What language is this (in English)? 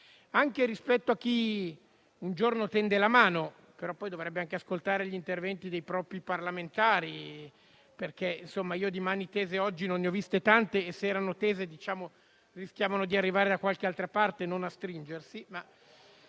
Italian